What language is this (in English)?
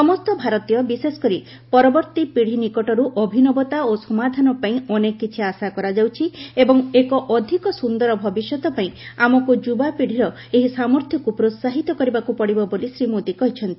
Odia